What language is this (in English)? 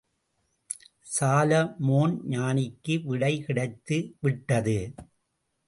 Tamil